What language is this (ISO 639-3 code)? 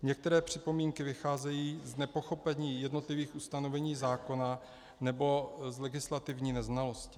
ces